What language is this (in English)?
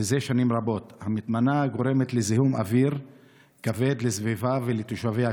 Hebrew